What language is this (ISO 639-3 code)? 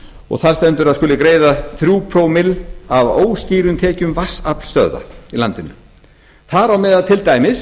isl